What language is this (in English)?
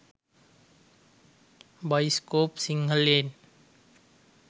Sinhala